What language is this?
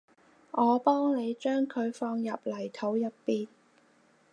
Cantonese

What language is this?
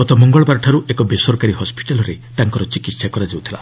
Odia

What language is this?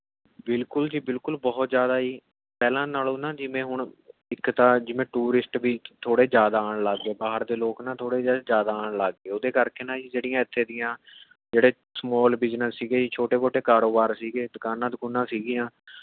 Punjabi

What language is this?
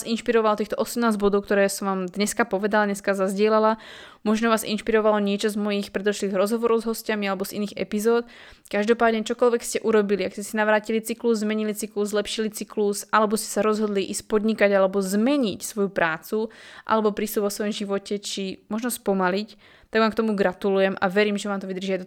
Slovak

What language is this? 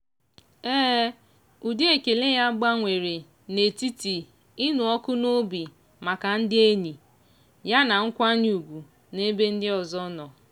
Igbo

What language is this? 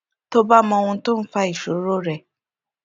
Yoruba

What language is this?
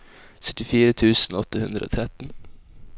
Norwegian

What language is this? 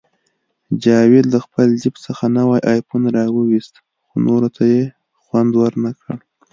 Pashto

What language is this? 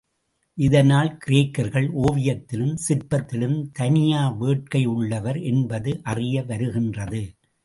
Tamil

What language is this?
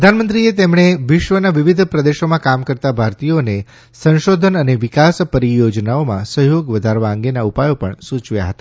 Gujarati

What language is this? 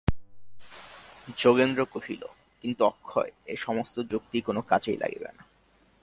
Bangla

